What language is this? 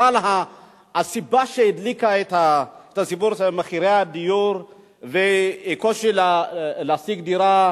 Hebrew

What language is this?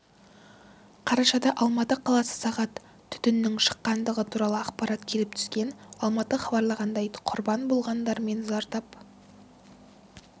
Kazakh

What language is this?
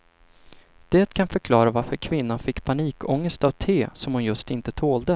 Swedish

